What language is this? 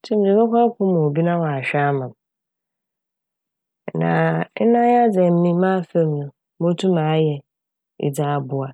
Akan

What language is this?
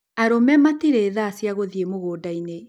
Kikuyu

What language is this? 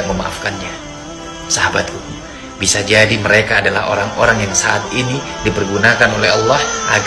Indonesian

